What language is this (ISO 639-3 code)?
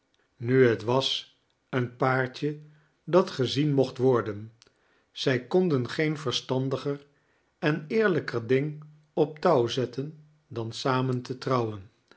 nld